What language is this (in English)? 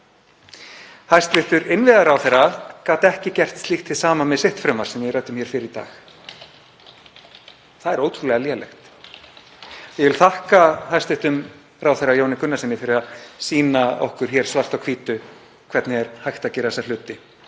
Icelandic